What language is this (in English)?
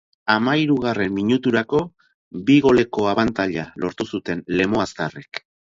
Basque